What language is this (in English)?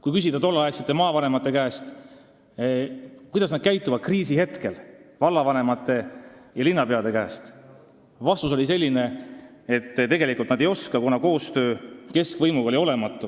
Estonian